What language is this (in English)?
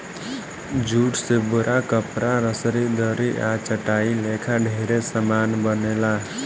Bhojpuri